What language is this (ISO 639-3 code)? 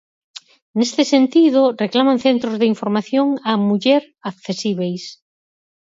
glg